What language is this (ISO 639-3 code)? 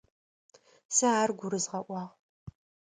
ady